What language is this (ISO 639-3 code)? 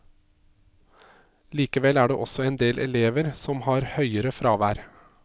nor